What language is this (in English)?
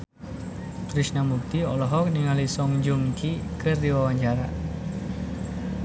Sundanese